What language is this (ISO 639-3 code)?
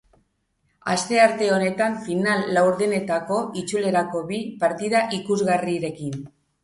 eus